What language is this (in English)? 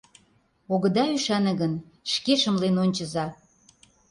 Mari